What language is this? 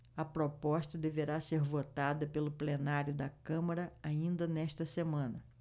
Portuguese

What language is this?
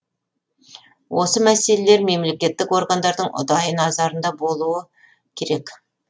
Kazakh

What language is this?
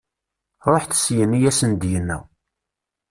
Kabyle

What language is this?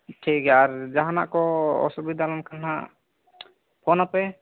Santali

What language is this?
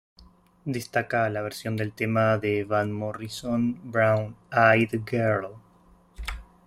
Spanish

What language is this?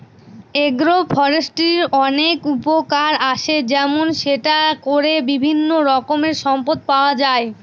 Bangla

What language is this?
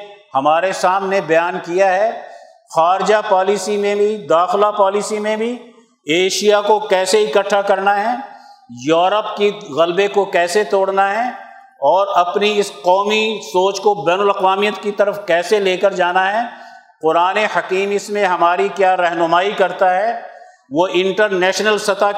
Urdu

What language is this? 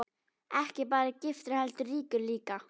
Icelandic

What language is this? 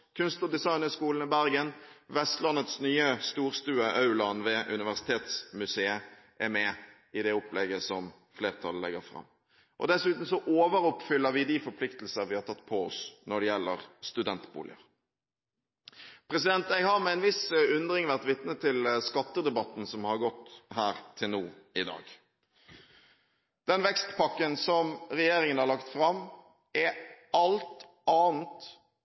Norwegian Bokmål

